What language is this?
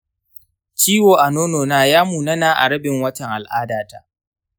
Hausa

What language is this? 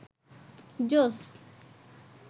Bangla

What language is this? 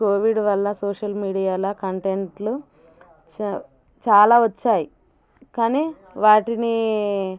Telugu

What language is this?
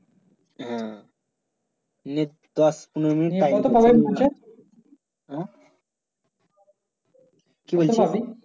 Bangla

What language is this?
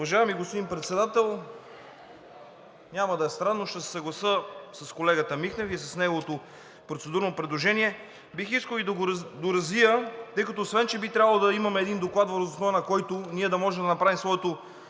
Bulgarian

